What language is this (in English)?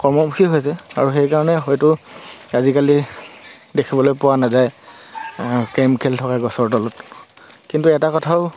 Assamese